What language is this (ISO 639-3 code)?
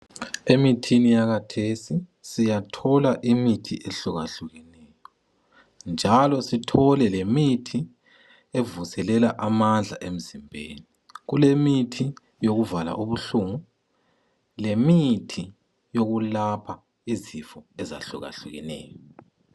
nde